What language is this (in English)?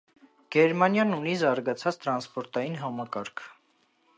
Armenian